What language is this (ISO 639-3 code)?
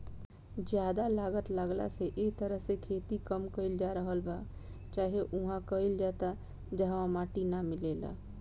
bho